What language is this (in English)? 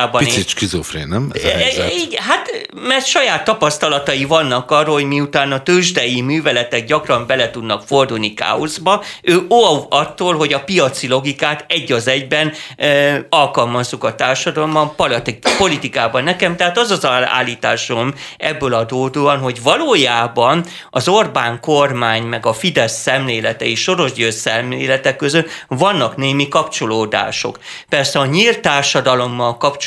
Hungarian